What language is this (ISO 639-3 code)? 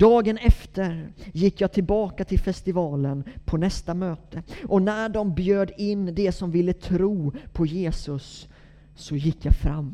swe